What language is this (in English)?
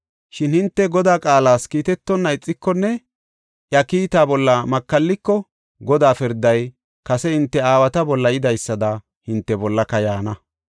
Gofa